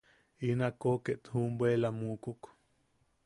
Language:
Yaqui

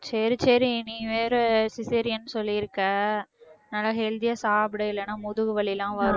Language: Tamil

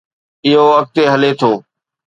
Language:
Sindhi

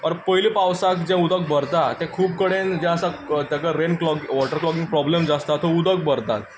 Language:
Konkani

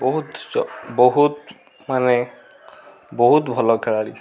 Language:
Odia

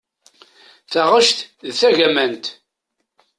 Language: Kabyle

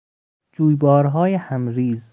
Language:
Persian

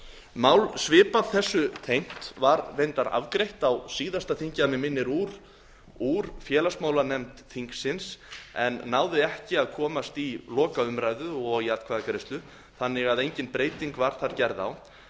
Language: Icelandic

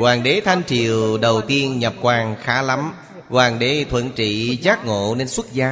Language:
Vietnamese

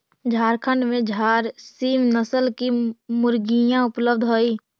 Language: Magahi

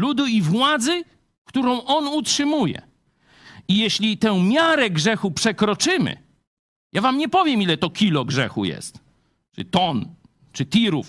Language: Polish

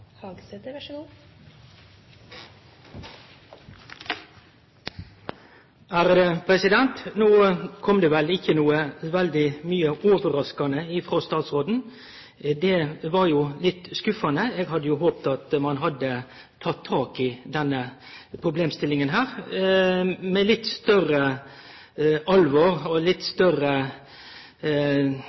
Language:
Norwegian Nynorsk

